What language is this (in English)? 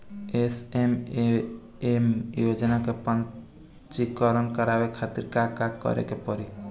Bhojpuri